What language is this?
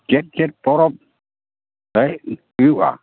Santali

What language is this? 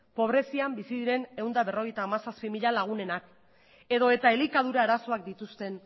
Basque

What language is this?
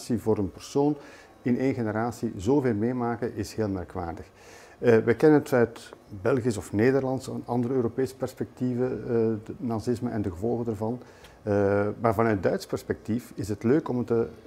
Dutch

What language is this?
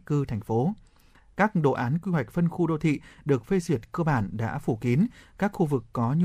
Vietnamese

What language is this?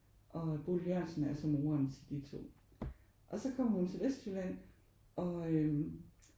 Danish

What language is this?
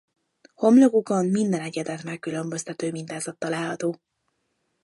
Hungarian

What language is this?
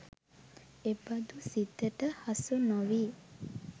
Sinhala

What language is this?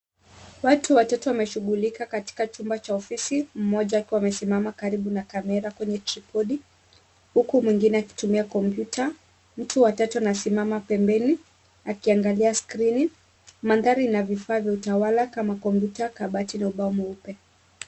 Swahili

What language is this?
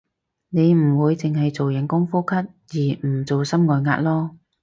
Cantonese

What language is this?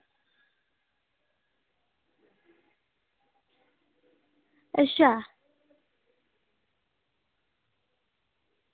Dogri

